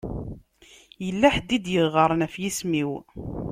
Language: Kabyle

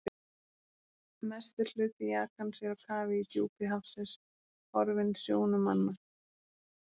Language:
Icelandic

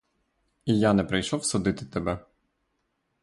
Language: Ukrainian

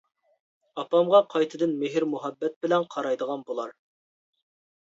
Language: Uyghur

